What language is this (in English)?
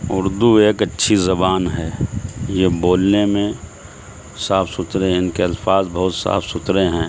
Urdu